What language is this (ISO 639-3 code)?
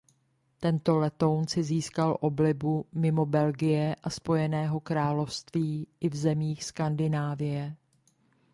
ces